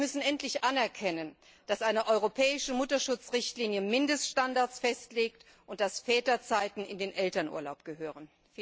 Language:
German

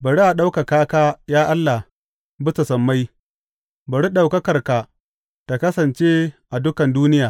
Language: Hausa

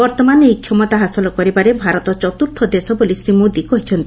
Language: Odia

